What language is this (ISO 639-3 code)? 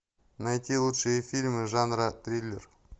rus